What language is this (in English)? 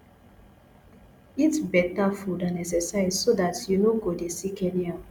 Nigerian Pidgin